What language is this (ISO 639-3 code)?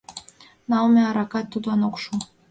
chm